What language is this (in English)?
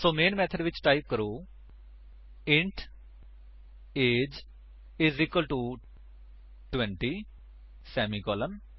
Punjabi